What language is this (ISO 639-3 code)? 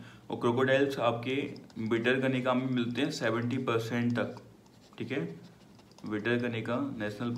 hin